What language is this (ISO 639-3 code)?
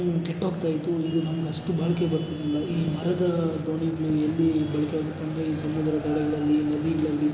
kan